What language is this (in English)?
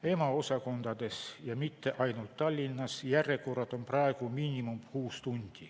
Estonian